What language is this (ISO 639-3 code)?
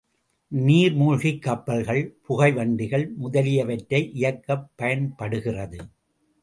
tam